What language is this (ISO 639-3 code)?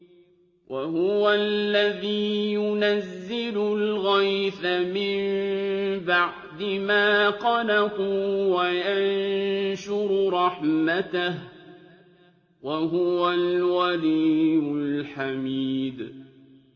ara